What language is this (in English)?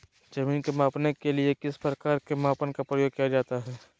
Magahi